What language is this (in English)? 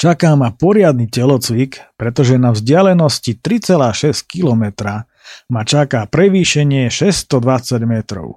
Slovak